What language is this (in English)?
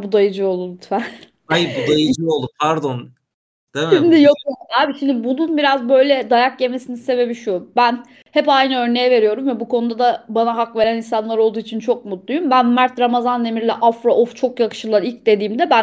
Turkish